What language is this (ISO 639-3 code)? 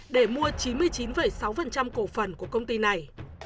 vie